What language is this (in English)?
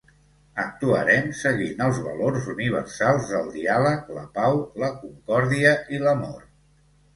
Catalan